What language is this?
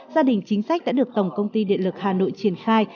Vietnamese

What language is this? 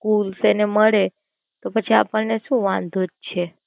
Gujarati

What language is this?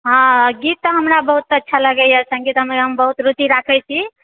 Maithili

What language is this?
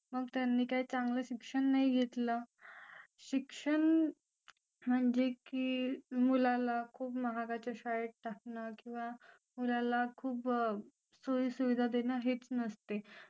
Marathi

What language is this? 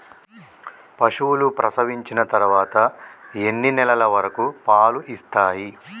Telugu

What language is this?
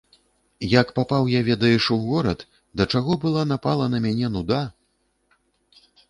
Belarusian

